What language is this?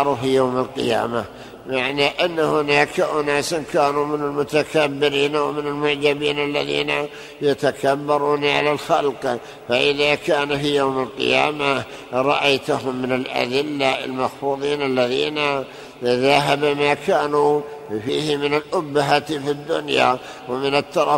Arabic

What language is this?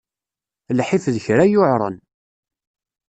Kabyle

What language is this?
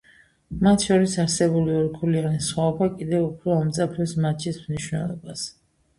Georgian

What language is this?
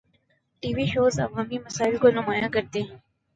Urdu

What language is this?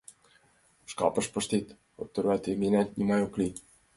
Mari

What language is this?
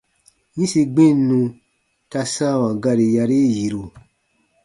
Baatonum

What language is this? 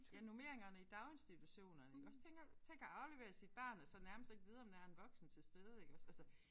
Danish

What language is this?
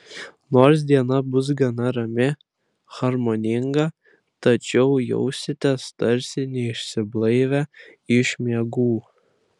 Lithuanian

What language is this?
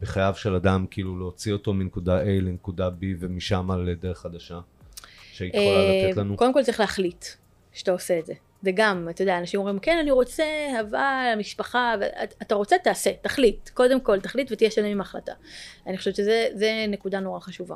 Hebrew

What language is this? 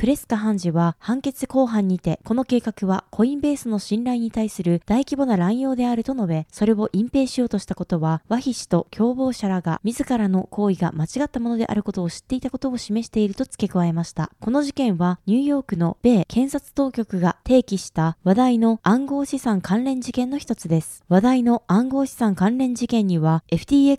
Japanese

